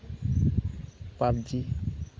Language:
Santali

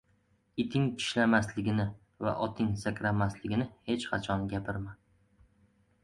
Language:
Uzbek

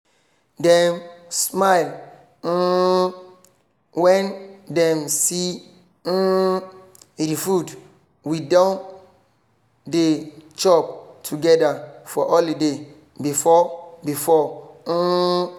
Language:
Nigerian Pidgin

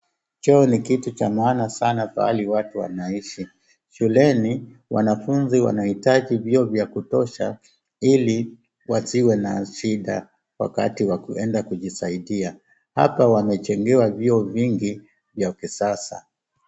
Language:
Swahili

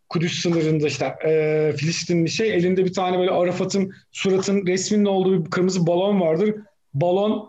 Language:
Turkish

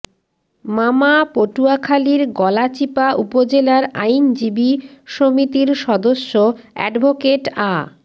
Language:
Bangla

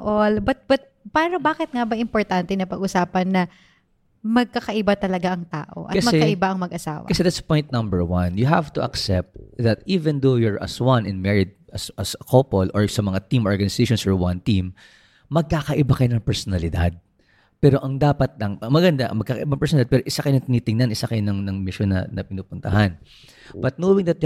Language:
Filipino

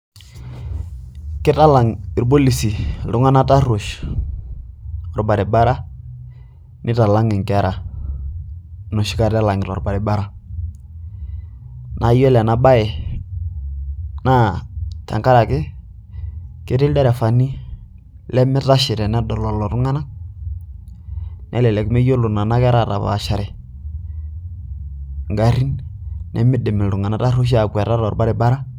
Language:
Masai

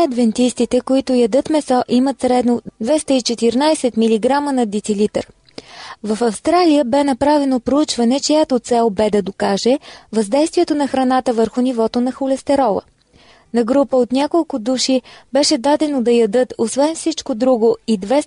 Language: Bulgarian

